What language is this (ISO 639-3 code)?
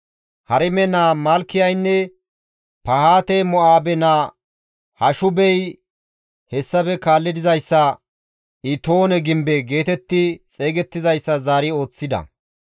gmv